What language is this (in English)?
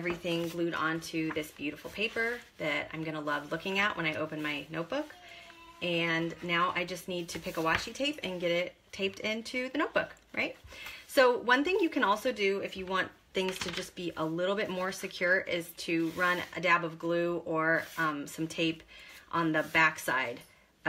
English